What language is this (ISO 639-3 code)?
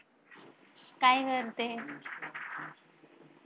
mar